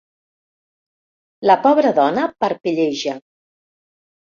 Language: Catalan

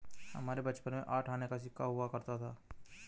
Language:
Hindi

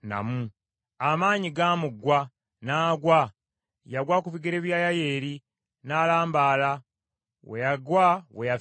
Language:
Ganda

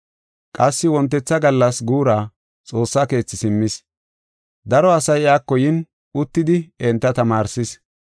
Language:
Gofa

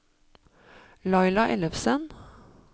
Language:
Norwegian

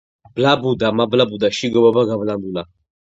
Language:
Georgian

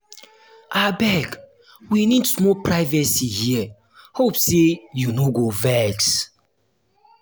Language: Nigerian Pidgin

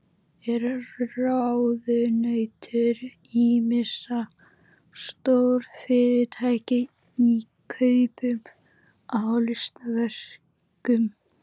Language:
Icelandic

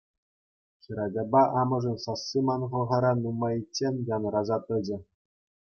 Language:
Chuvash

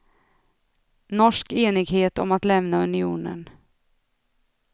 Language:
Swedish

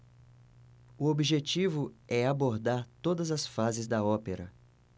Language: Portuguese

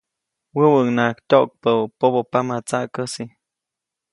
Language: Copainalá Zoque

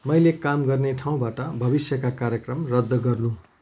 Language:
Nepali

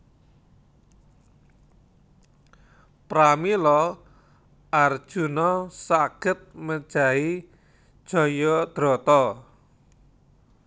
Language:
Javanese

